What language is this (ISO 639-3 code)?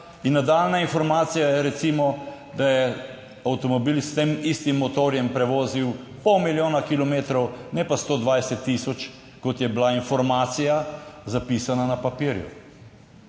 slv